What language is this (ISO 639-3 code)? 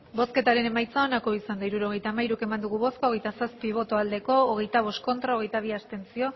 eus